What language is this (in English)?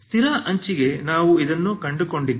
Kannada